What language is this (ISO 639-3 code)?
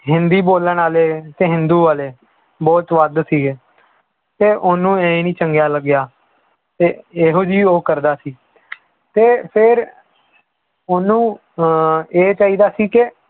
pan